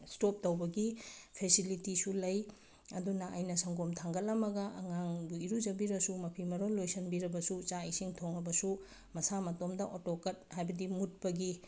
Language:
Manipuri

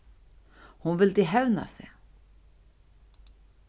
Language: Faroese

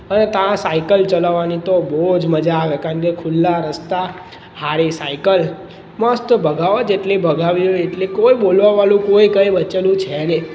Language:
Gujarati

